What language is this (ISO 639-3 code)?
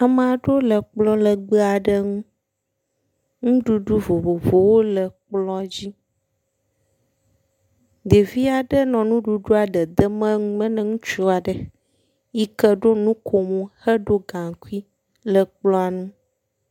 ewe